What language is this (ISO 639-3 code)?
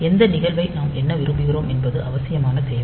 tam